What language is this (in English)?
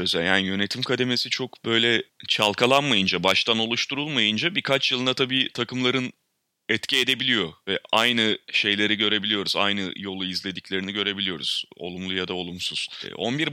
Turkish